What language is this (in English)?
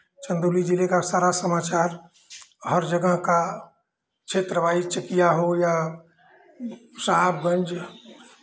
Hindi